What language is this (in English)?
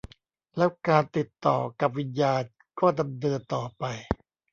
Thai